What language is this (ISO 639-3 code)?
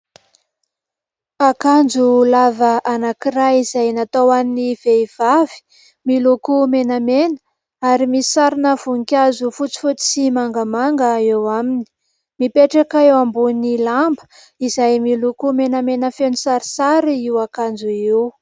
mlg